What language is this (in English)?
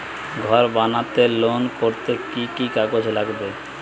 Bangla